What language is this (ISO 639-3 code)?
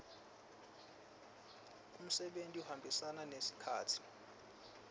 ssw